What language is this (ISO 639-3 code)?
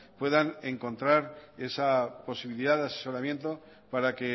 spa